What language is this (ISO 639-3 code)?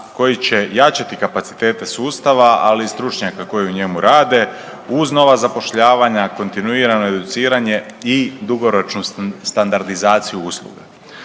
hrv